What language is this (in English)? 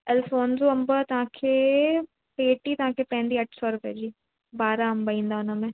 Sindhi